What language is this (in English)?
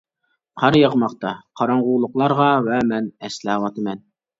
Uyghur